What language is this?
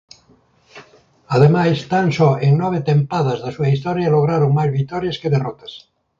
Galician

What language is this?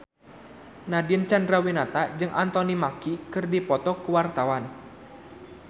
Sundanese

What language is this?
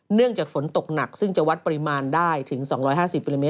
Thai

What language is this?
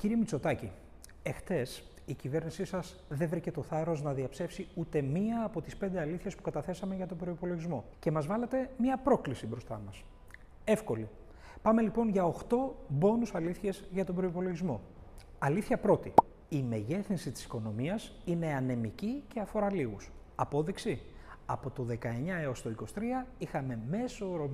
Greek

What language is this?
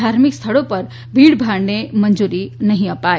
Gujarati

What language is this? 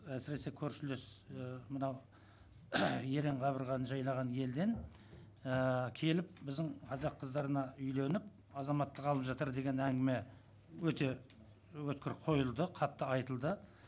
Kazakh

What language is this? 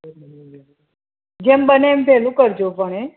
Gujarati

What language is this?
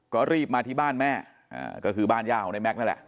Thai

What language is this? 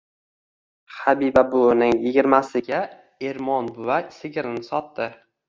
Uzbek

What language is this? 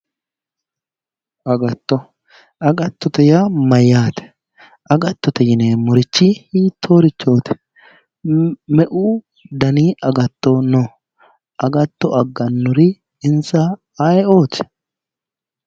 Sidamo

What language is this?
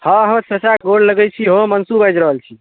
Maithili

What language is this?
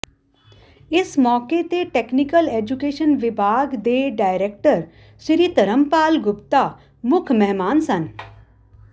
Punjabi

